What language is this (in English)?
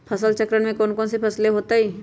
Magahi